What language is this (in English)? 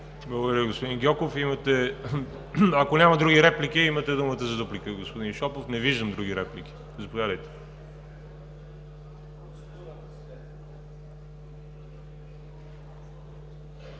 Bulgarian